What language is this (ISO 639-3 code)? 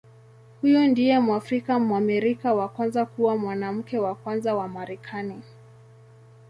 swa